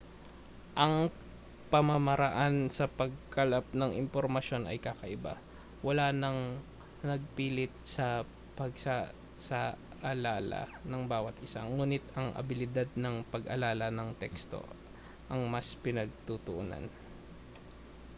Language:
Filipino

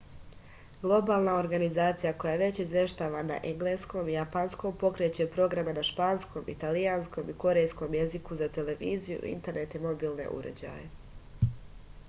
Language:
Serbian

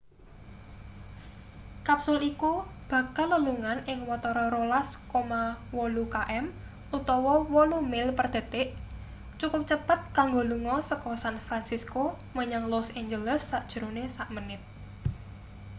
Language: Javanese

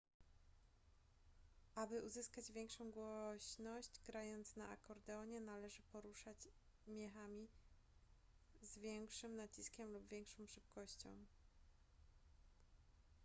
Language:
Polish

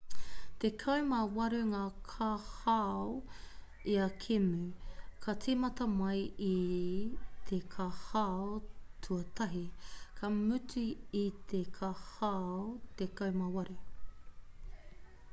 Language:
Māori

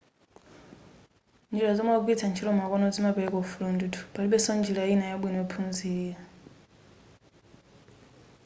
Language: Nyanja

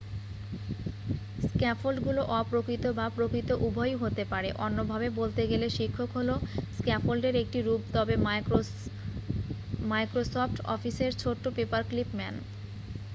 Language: Bangla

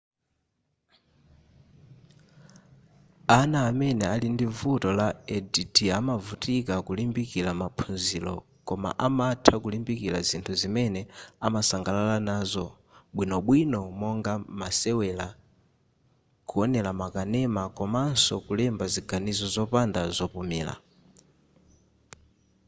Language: Nyanja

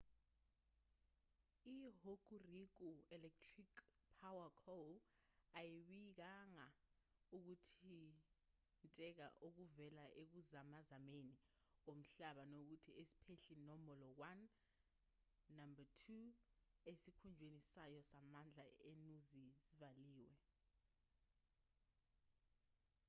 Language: Zulu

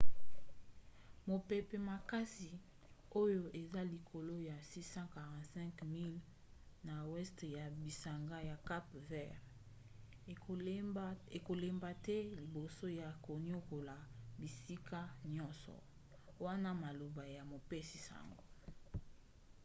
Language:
Lingala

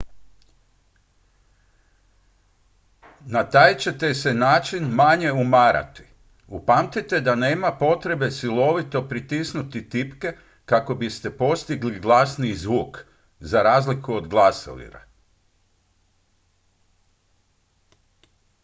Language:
Croatian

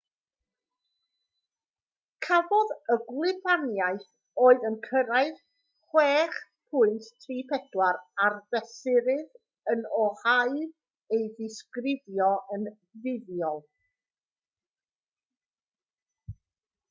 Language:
Welsh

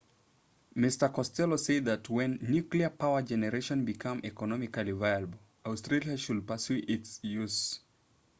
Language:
English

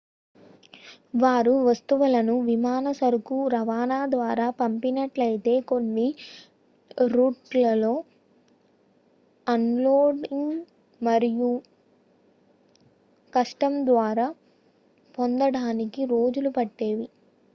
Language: Telugu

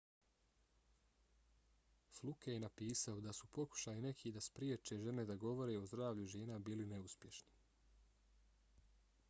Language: Bosnian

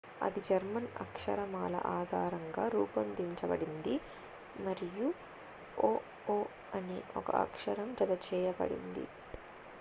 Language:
Telugu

